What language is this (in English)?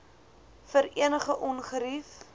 Afrikaans